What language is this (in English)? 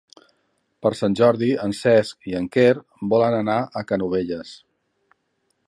Catalan